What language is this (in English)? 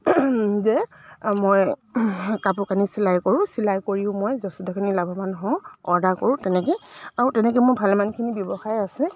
Assamese